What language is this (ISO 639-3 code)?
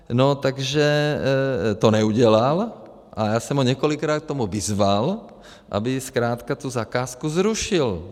ces